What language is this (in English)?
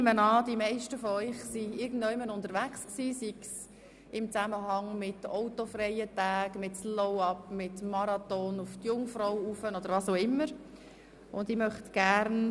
Swiss German